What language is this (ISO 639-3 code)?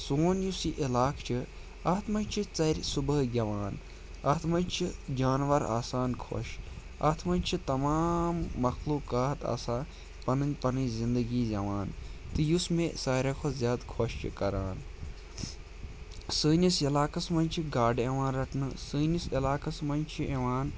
kas